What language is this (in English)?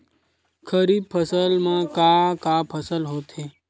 Chhattisgarhi